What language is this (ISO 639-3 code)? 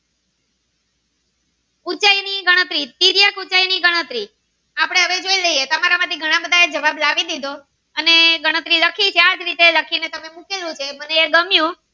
guj